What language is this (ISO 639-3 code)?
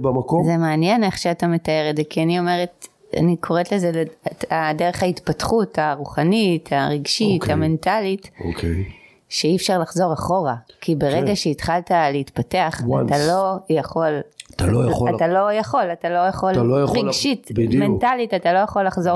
heb